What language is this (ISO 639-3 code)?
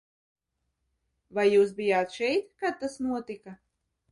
lav